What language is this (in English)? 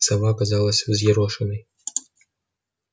Russian